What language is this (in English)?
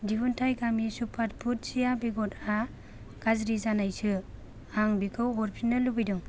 Bodo